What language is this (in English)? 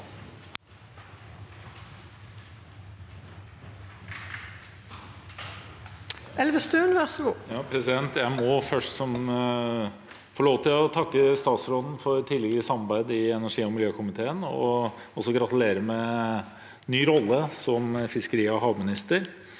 Norwegian